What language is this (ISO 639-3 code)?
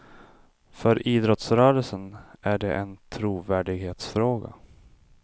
swe